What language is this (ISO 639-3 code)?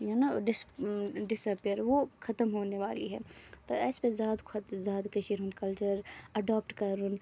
kas